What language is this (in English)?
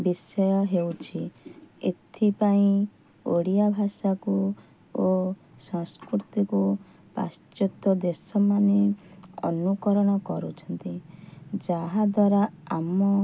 Odia